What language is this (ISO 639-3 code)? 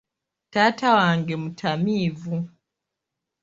lug